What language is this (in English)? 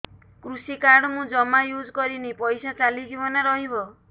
Odia